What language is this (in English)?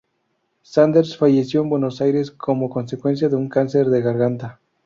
Spanish